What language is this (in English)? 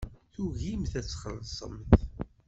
Kabyle